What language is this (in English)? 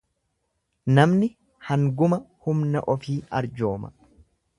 Oromo